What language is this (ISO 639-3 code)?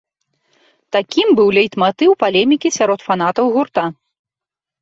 bel